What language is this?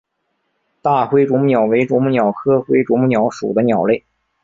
Chinese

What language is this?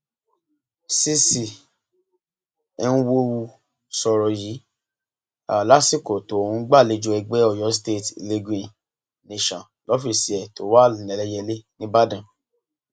Yoruba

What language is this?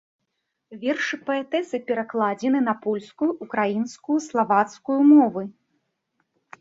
Belarusian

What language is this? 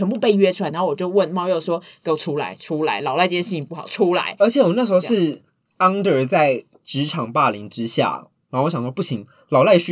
Chinese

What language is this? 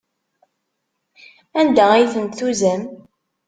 Kabyle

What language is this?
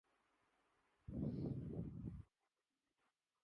Urdu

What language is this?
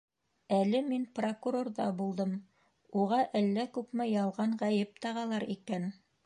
Bashkir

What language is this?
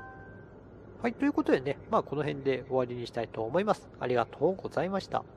Japanese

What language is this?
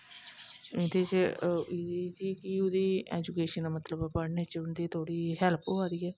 Dogri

